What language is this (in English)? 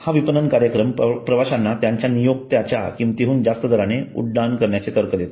Marathi